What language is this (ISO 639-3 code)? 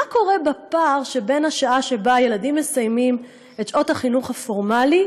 heb